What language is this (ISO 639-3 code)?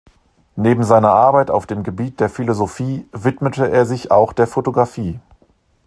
deu